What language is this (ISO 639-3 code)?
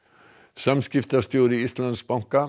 isl